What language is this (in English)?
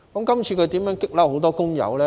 Cantonese